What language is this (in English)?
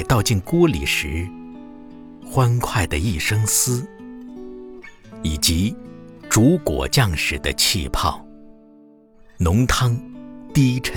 Chinese